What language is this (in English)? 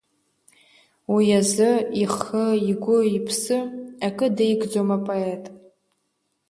Abkhazian